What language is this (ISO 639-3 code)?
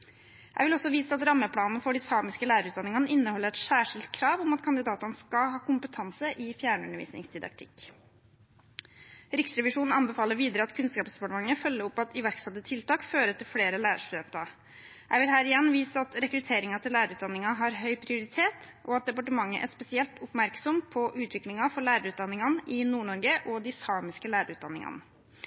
nob